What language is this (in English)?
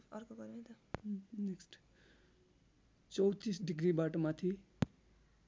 Nepali